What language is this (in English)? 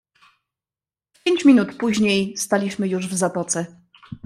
Polish